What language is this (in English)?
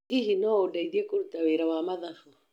Kikuyu